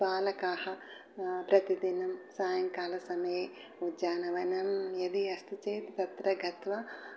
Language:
Sanskrit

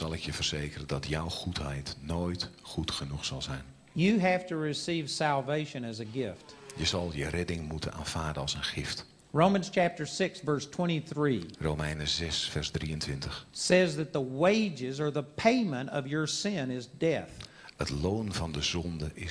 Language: Dutch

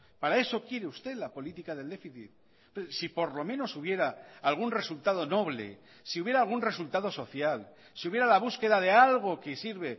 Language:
Spanish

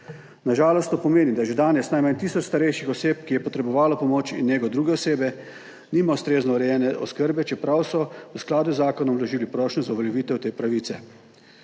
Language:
Slovenian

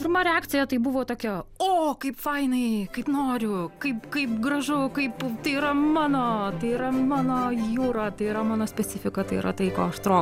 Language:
Lithuanian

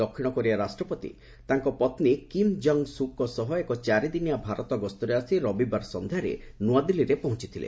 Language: Odia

